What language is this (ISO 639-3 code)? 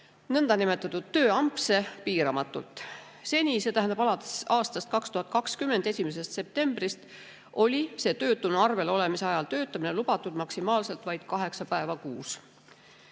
est